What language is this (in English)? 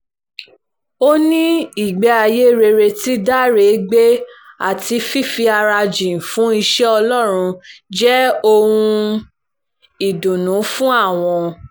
Yoruba